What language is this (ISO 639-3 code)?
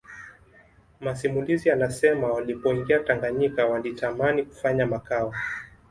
swa